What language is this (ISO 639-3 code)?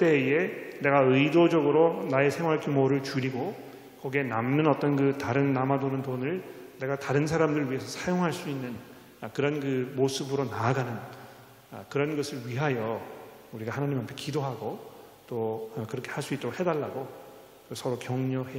kor